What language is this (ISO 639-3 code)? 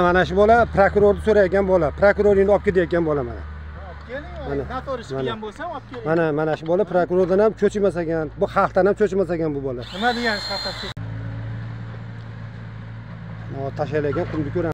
tur